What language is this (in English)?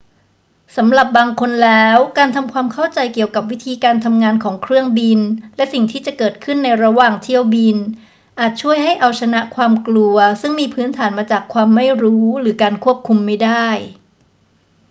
Thai